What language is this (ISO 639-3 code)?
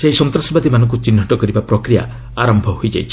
ori